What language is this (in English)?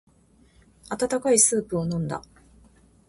Japanese